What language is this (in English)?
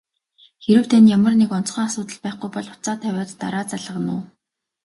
Mongolian